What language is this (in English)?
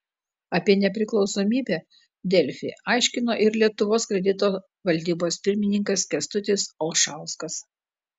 Lithuanian